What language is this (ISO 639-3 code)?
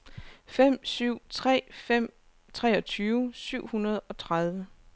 dan